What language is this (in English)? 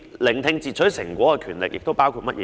Cantonese